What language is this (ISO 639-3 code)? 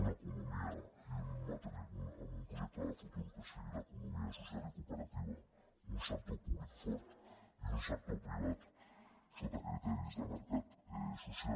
cat